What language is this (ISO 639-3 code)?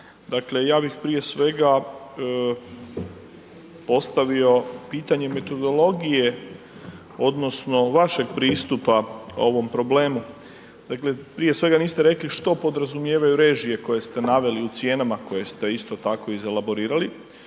hrv